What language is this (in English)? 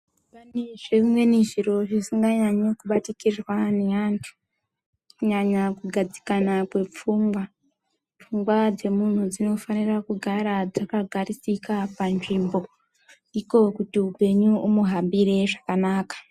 Ndau